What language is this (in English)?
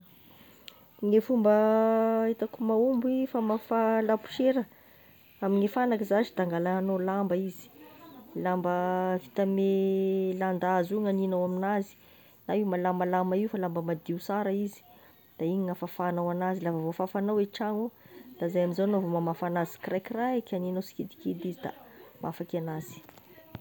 Tesaka Malagasy